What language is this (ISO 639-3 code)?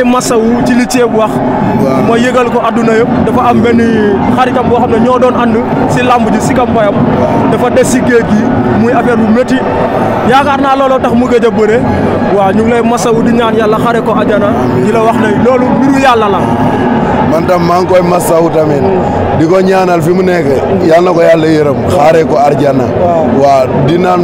fra